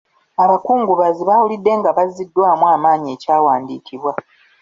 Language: Ganda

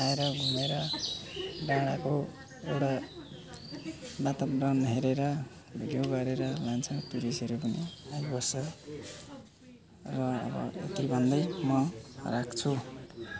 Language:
Nepali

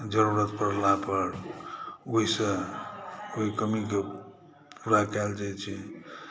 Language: Maithili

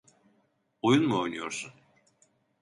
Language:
Turkish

